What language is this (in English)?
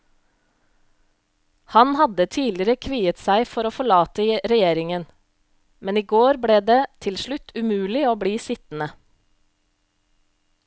Norwegian